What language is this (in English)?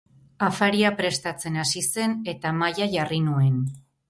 Basque